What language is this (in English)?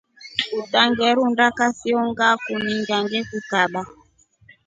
Rombo